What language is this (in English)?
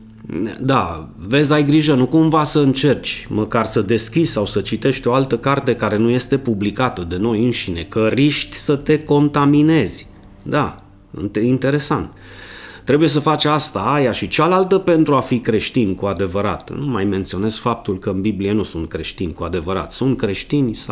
Romanian